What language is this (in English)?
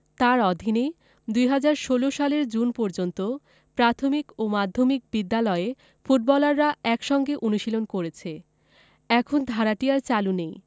Bangla